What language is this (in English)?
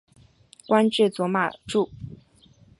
Chinese